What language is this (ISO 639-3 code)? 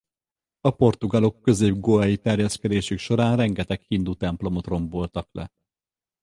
hun